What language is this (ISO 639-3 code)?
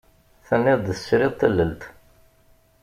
kab